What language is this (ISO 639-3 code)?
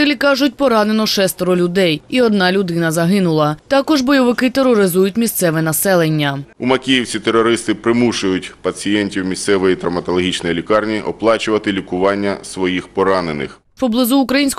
ukr